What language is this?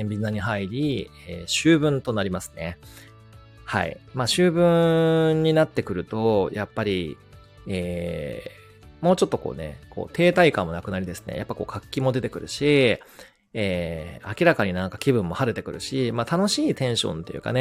Japanese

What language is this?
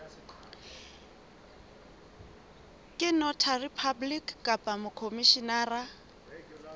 Southern Sotho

